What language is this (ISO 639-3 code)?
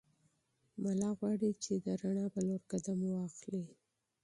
pus